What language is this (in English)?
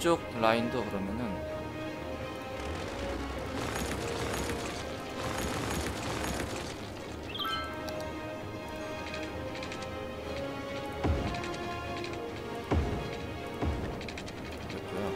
Korean